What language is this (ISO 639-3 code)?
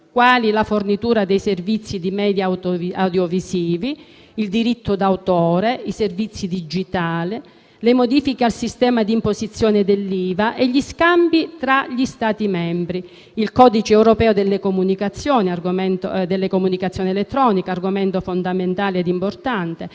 ita